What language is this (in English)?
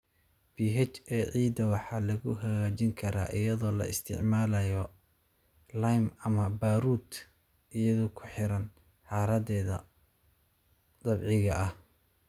Somali